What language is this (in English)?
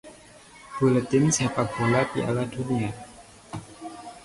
Indonesian